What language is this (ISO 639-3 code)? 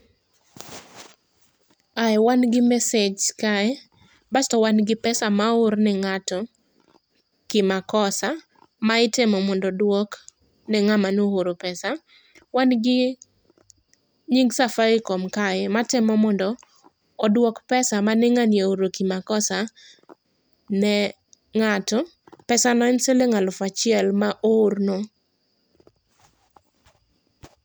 luo